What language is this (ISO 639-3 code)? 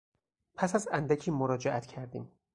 fas